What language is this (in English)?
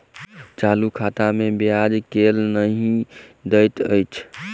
Maithili